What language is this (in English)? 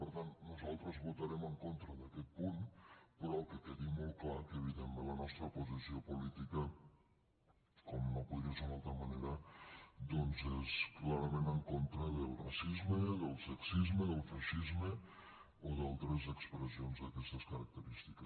Catalan